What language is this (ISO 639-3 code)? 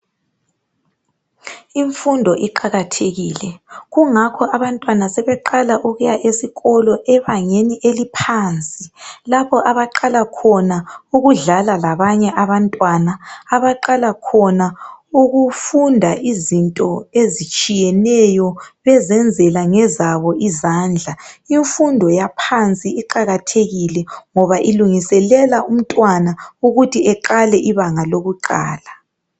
nde